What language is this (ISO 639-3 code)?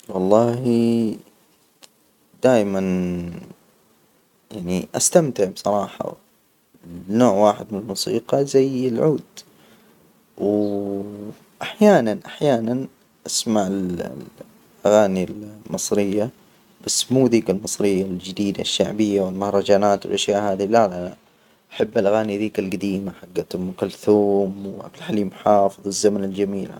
acw